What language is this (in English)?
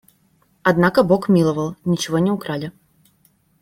Russian